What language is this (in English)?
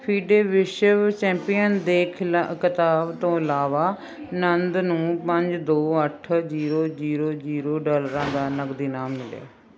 Punjabi